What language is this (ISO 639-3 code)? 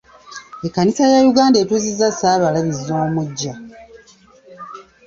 lug